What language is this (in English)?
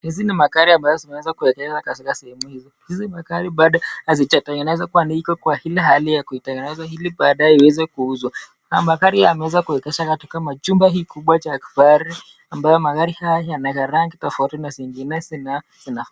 Swahili